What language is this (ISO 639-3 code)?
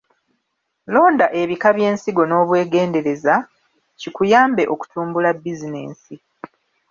lug